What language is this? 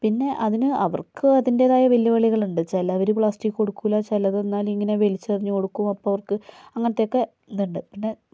Malayalam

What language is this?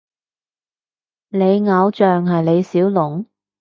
Cantonese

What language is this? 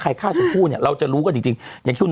Thai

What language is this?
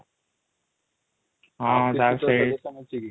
Odia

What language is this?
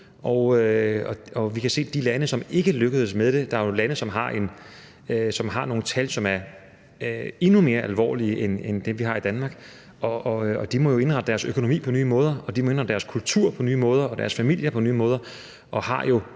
Danish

